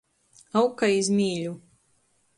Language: Latgalian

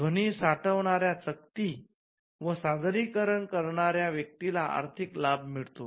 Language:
Marathi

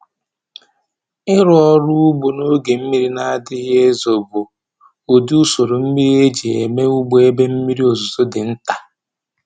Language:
Igbo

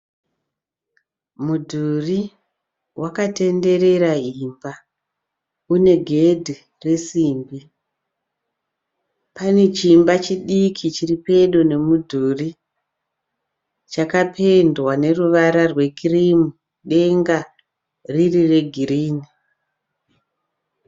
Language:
Shona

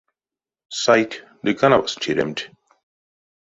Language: Erzya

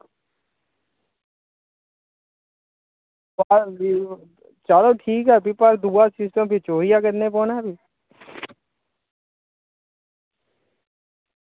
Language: Dogri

